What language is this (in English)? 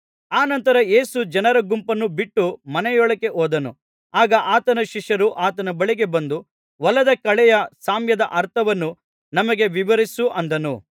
Kannada